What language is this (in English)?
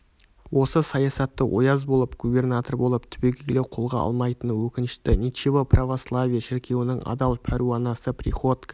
Kazakh